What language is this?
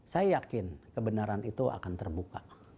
Indonesian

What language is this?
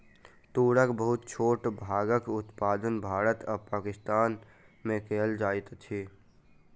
Maithili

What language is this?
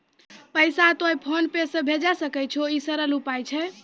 Maithili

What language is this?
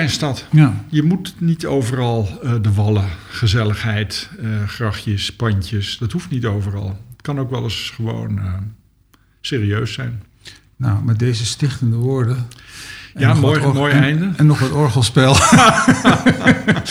Dutch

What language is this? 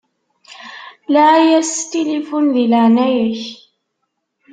Kabyle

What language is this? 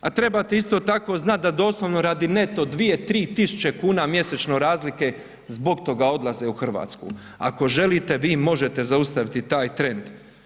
Croatian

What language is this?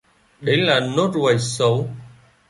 Vietnamese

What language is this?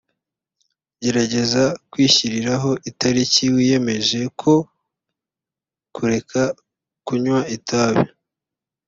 Kinyarwanda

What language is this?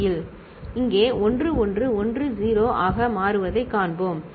Tamil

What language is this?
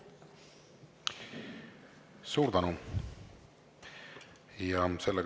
Estonian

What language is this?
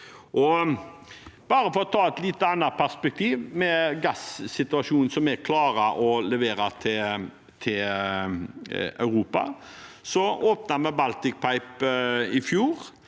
Norwegian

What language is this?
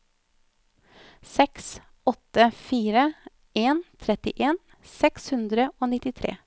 Norwegian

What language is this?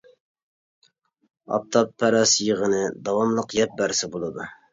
Uyghur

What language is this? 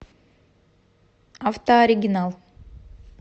Russian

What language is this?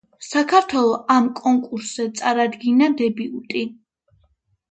Georgian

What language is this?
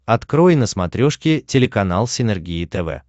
Russian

